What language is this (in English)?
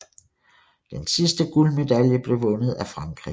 Danish